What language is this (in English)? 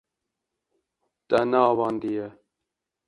Kurdish